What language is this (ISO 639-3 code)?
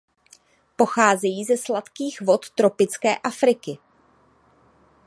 ces